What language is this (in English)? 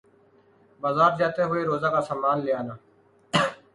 Urdu